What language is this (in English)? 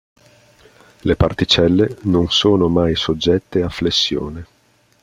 Italian